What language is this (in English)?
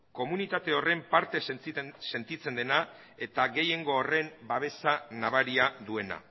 Basque